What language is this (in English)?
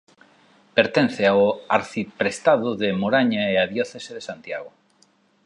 Galician